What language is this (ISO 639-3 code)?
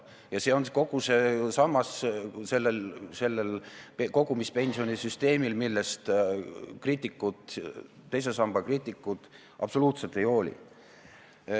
est